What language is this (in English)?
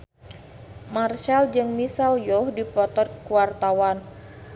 Sundanese